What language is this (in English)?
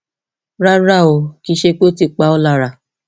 Yoruba